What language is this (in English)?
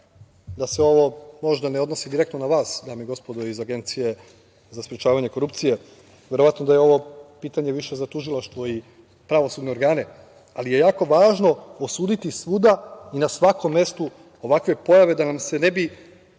Serbian